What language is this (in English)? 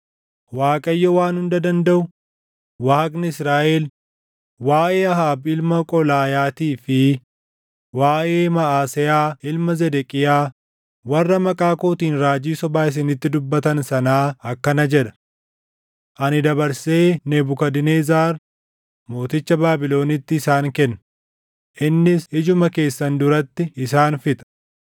Oromo